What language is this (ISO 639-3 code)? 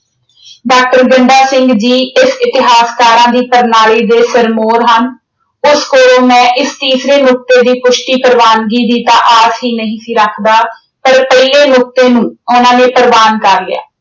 pan